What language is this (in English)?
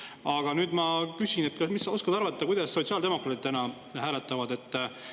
Estonian